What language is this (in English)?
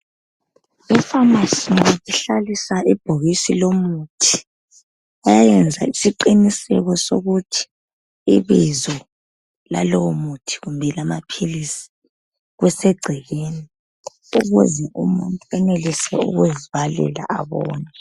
North Ndebele